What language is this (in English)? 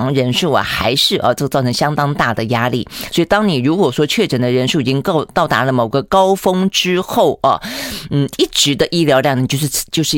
Chinese